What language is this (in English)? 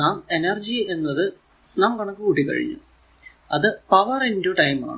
Malayalam